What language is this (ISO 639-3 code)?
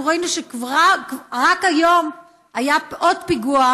heb